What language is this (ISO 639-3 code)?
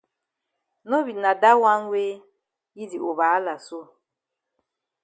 wes